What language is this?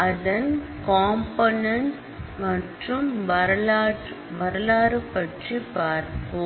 Tamil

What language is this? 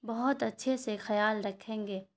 Urdu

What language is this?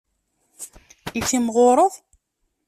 Kabyle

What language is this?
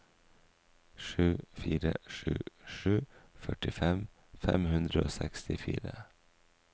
Norwegian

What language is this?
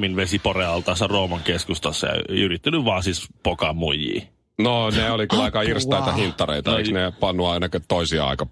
Finnish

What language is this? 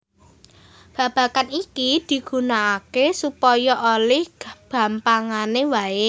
Javanese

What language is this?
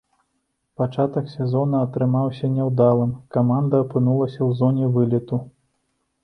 Belarusian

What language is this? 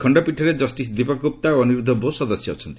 Odia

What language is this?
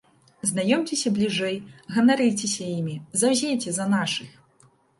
Belarusian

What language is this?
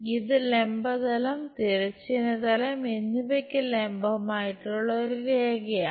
Malayalam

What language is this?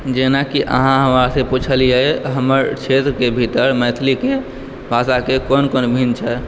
Maithili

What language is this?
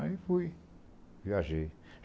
Portuguese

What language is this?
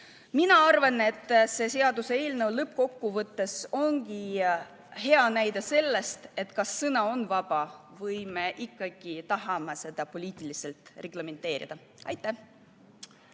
Estonian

